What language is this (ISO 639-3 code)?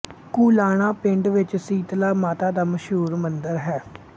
pan